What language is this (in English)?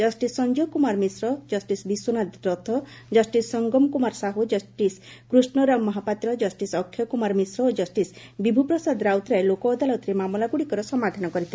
Odia